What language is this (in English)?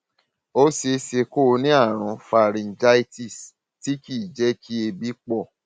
Yoruba